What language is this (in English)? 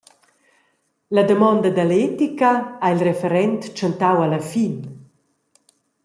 Romansh